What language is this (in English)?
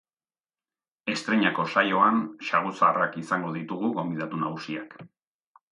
Basque